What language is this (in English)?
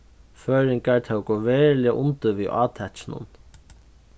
Faroese